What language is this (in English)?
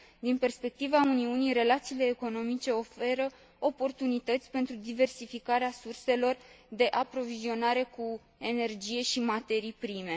Romanian